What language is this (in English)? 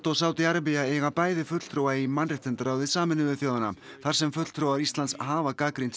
Icelandic